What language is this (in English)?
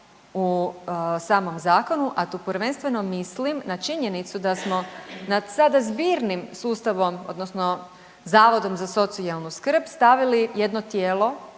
Croatian